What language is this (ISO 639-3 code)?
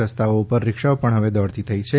guj